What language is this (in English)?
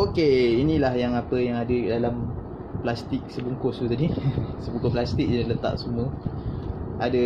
Malay